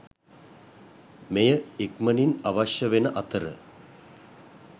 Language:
Sinhala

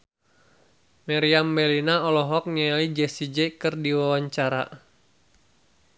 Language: Sundanese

